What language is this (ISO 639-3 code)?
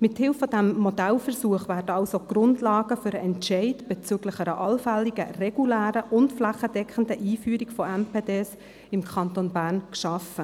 gsw